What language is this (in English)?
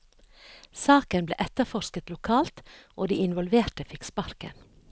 Norwegian